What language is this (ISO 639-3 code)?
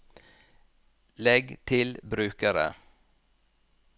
nor